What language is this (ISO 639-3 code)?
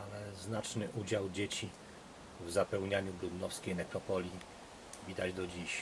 pol